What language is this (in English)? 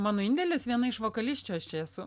Lithuanian